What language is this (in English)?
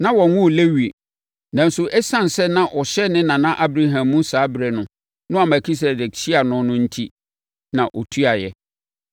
Akan